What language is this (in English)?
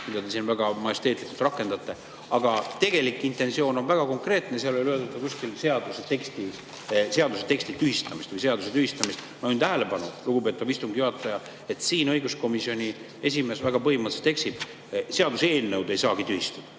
Estonian